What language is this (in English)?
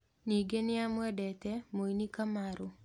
Kikuyu